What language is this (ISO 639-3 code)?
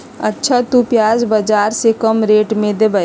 mag